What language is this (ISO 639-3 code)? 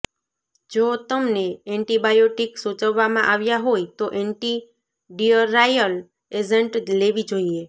guj